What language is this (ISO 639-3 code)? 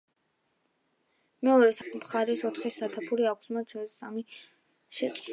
kat